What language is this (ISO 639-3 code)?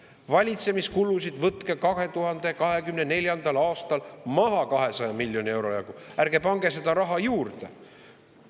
est